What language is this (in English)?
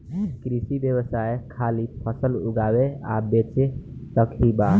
Bhojpuri